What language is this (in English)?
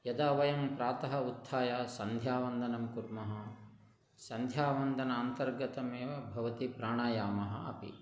Sanskrit